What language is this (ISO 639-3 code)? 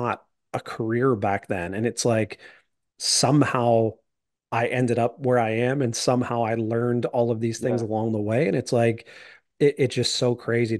eng